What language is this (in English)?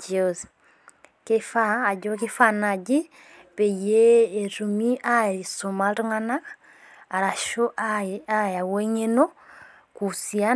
Masai